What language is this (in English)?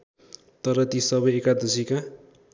Nepali